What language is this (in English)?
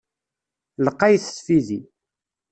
Kabyle